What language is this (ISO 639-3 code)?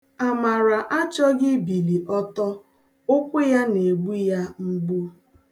ibo